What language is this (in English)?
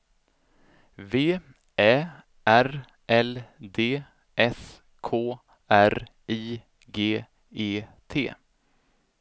Swedish